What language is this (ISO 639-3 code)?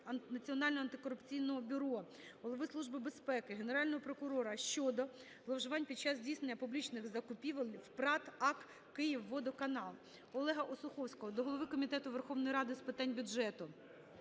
ukr